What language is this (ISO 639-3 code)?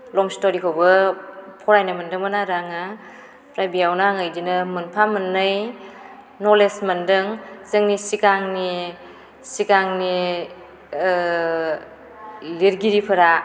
brx